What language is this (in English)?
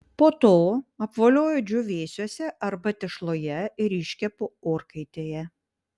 Lithuanian